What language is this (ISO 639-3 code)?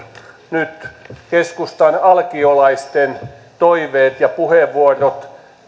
fin